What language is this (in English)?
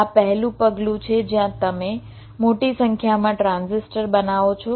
Gujarati